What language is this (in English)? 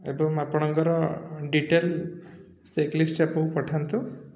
Odia